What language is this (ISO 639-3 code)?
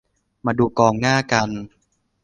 tha